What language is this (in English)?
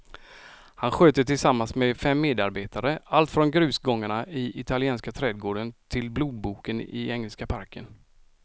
Swedish